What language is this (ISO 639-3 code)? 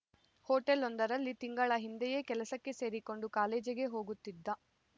kan